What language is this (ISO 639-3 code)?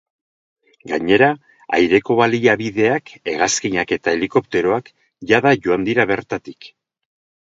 eus